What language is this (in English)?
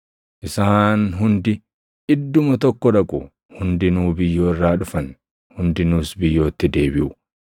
Oromo